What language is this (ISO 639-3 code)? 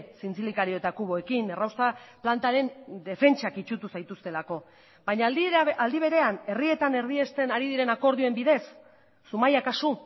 eus